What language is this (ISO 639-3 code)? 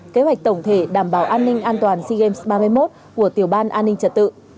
vie